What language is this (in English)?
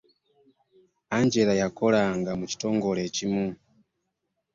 Ganda